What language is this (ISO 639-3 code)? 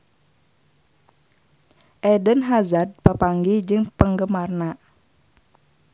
sun